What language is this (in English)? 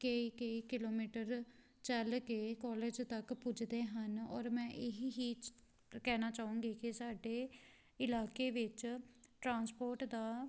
Punjabi